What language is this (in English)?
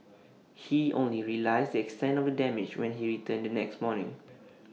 English